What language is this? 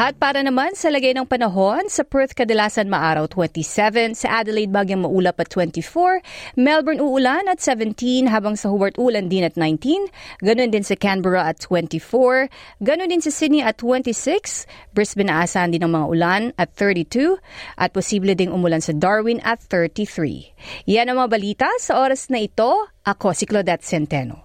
Filipino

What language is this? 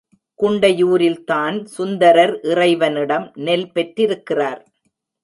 Tamil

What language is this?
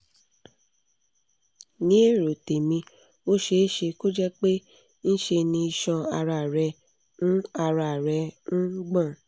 Yoruba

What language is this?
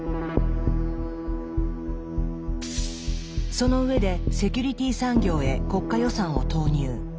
Japanese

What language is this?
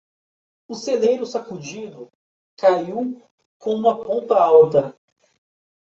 Portuguese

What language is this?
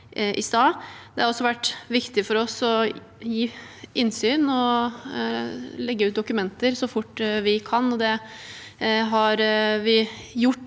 Norwegian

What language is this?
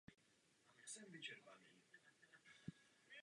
Czech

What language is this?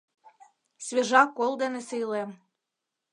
Mari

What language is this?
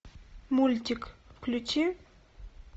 Russian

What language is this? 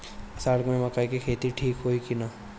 Bhojpuri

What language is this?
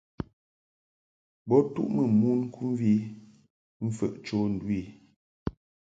Mungaka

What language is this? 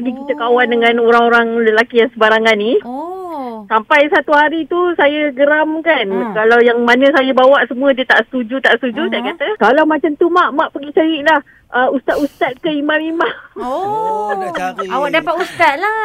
Malay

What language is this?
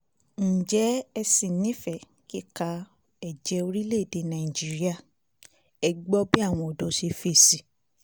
Yoruba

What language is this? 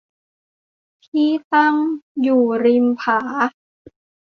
Thai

